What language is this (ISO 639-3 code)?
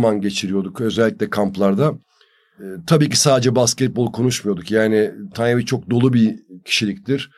tur